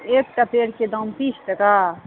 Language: Maithili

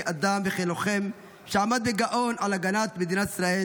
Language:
Hebrew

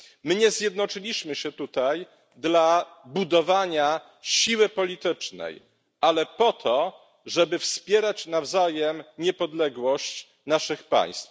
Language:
Polish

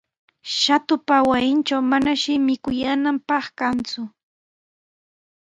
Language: Sihuas Ancash Quechua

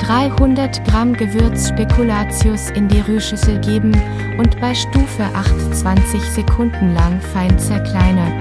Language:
German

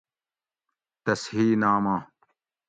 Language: Gawri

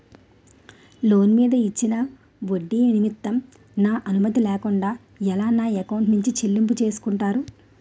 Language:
Telugu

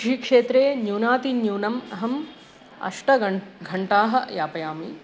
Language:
Sanskrit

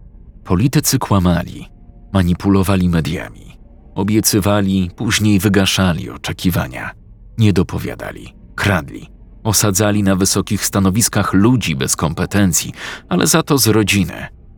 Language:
Polish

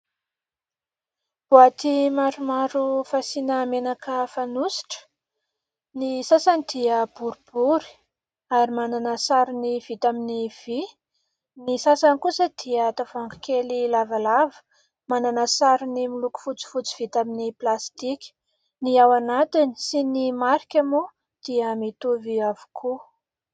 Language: Malagasy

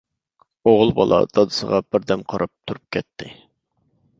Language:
Uyghur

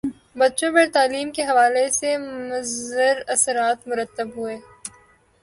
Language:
Urdu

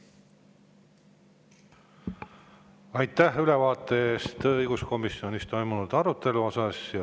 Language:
Estonian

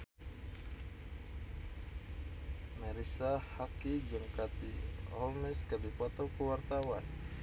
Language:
Sundanese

